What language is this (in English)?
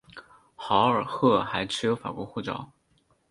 Chinese